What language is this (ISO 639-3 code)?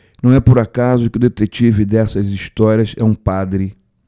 por